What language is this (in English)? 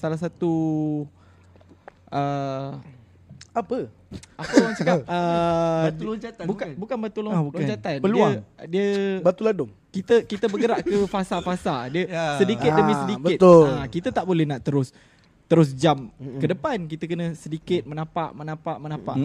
Malay